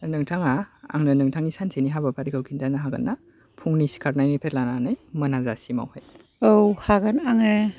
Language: Bodo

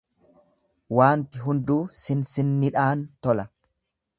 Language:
Oromo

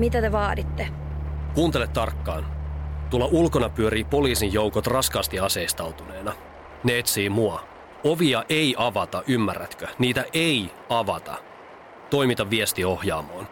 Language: Finnish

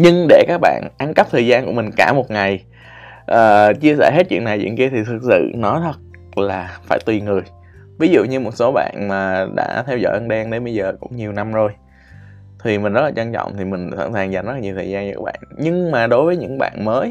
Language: Vietnamese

